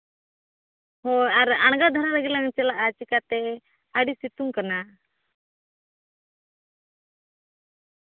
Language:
Santali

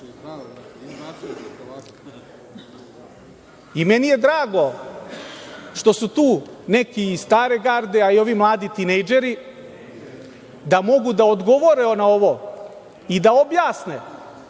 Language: Serbian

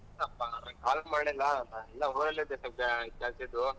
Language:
Kannada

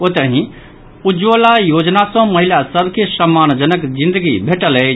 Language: Maithili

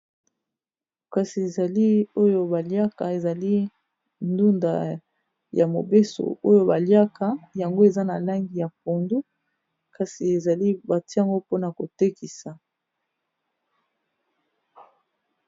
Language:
Lingala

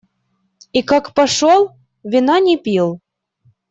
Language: Russian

